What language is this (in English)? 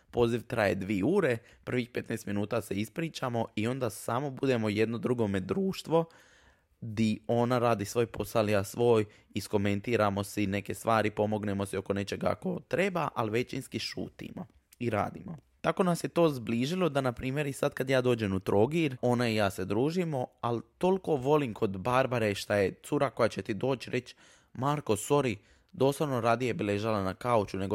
Croatian